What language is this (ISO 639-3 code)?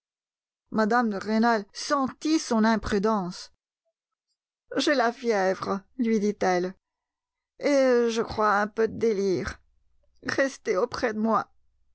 fra